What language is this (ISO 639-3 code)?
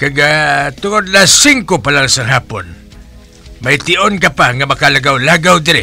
fil